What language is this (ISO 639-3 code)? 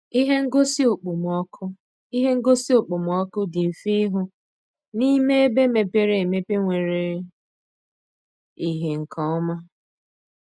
ibo